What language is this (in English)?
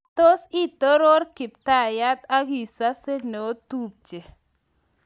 Kalenjin